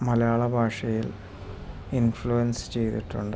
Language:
Malayalam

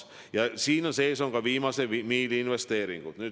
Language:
Estonian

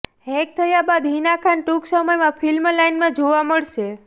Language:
Gujarati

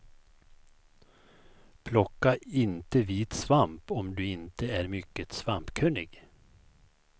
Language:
Swedish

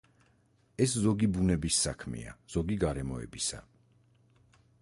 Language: Georgian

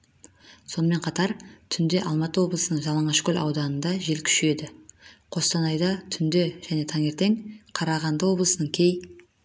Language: Kazakh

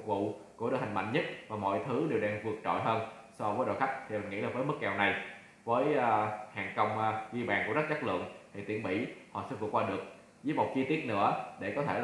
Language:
Vietnamese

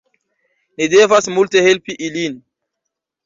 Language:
Esperanto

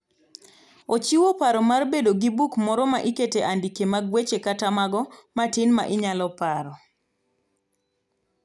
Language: Luo (Kenya and Tanzania)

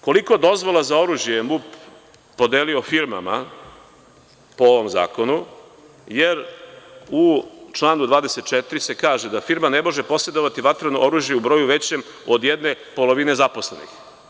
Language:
Serbian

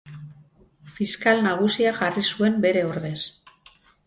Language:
Basque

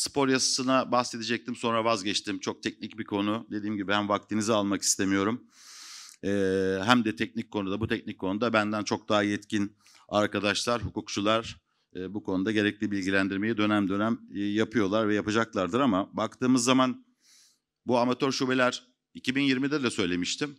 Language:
Turkish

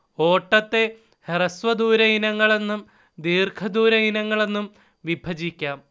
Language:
Malayalam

